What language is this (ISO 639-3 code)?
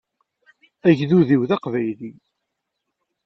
kab